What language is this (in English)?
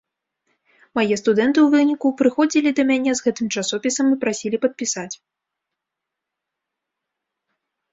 Belarusian